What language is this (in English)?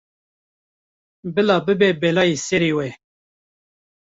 Kurdish